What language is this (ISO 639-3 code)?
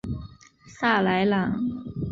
zho